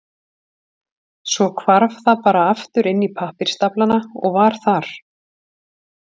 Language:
Icelandic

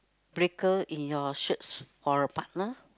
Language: English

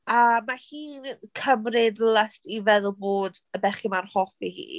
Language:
Welsh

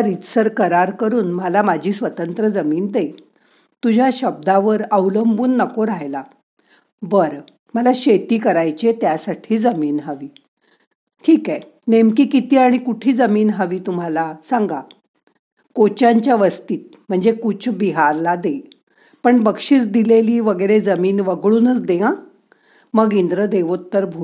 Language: Marathi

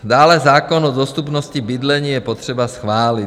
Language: Czech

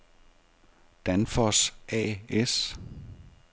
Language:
Danish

